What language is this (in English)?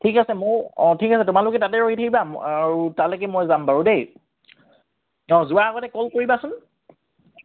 Assamese